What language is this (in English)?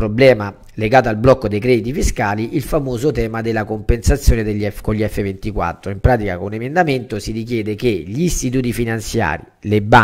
Italian